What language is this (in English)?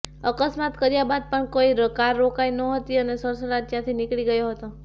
Gujarati